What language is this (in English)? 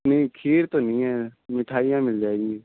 Urdu